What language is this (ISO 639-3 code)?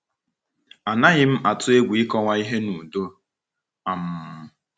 ibo